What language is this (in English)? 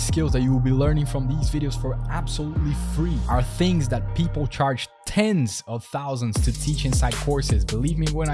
English